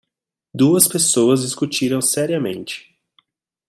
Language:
Portuguese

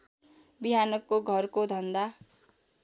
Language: Nepali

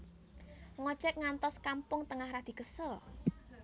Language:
Javanese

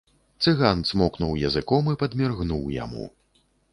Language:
Belarusian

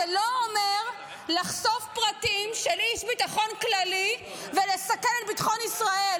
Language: Hebrew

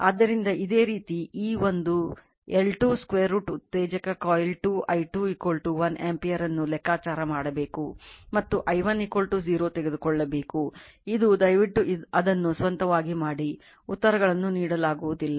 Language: Kannada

